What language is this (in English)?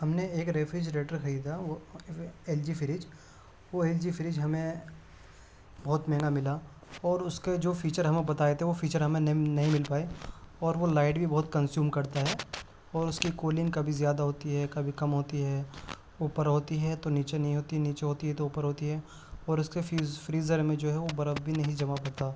Urdu